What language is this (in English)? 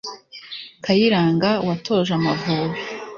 Kinyarwanda